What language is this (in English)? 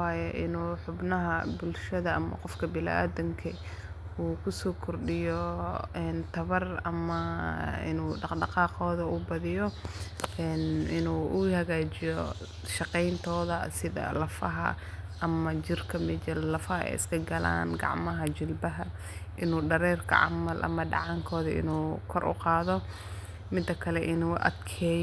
Somali